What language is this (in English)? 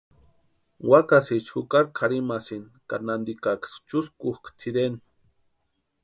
Western Highland Purepecha